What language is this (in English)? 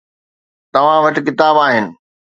Sindhi